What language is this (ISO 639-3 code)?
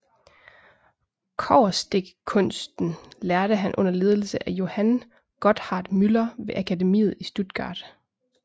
dan